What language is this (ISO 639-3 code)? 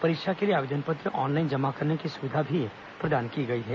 hin